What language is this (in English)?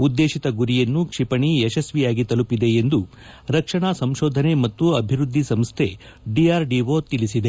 Kannada